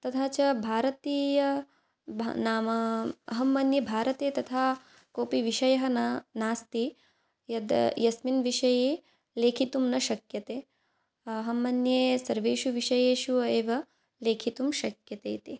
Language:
Sanskrit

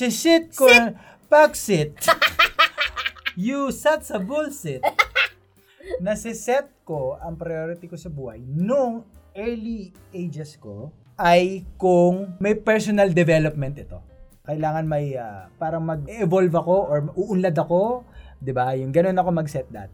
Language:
Filipino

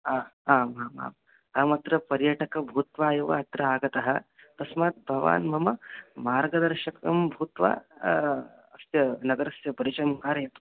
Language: Sanskrit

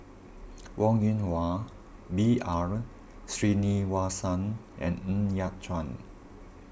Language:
English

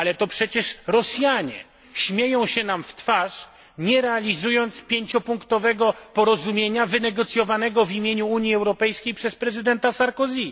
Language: Polish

